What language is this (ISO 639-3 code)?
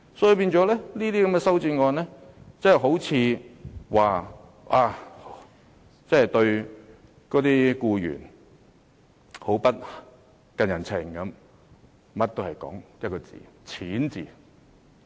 yue